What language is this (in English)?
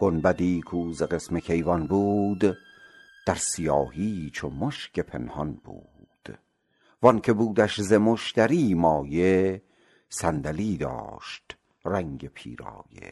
Persian